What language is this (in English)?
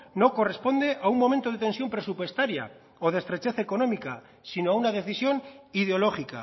Spanish